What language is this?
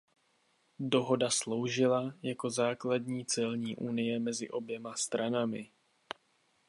Czech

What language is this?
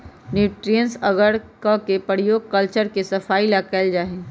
Magahi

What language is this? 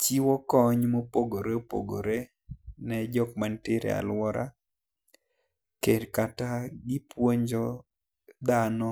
Luo (Kenya and Tanzania)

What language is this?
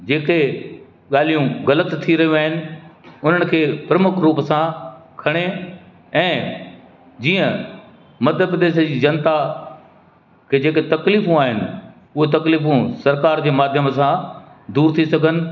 Sindhi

